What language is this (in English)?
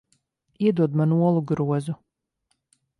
Latvian